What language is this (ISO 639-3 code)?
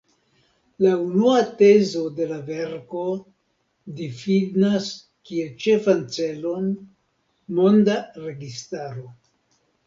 epo